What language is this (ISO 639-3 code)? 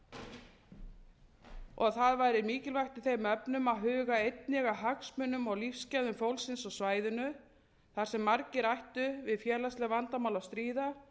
isl